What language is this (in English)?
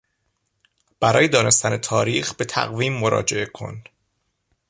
Persian